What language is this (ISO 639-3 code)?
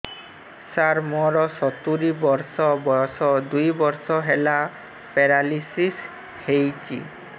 ori